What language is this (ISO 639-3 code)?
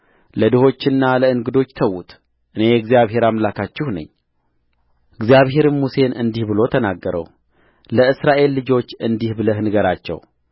amh